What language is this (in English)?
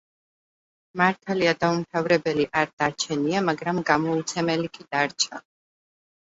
Georgian